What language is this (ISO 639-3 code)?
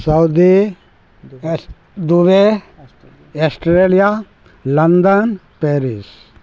mai